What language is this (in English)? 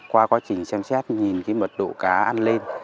Vietnamese